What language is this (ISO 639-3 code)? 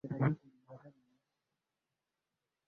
swa